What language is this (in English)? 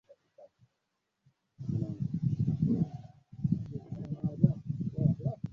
Swahili